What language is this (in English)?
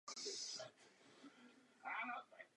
Czech